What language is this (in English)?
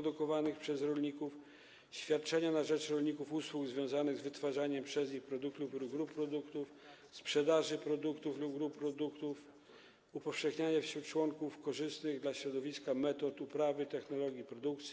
Polish